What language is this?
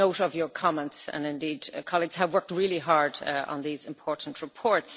English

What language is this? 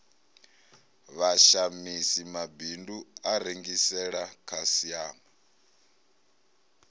Venda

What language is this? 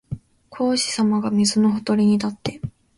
Japanese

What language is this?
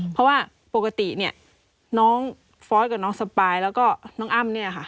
Thai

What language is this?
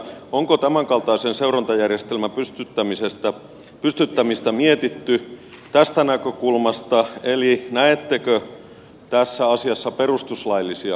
Finnish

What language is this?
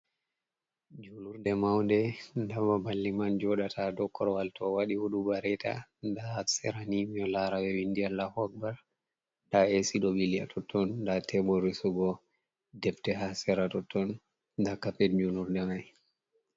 Fula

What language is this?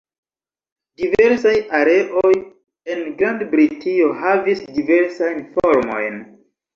Esperanto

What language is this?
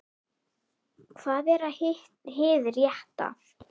Icelandic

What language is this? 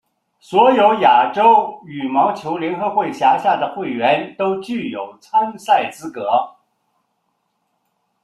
Chinese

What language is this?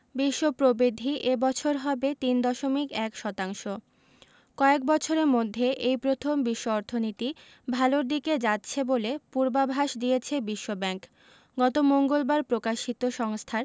Bangla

